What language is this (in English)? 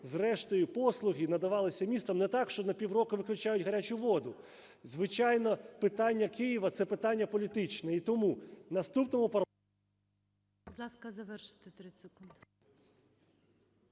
Ukrainian